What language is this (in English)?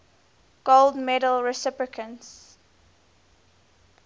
English